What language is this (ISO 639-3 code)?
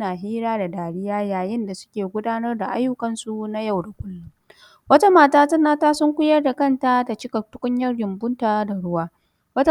hau